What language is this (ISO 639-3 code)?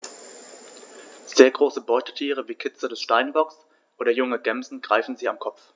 deu